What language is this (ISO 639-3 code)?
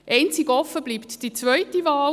gsw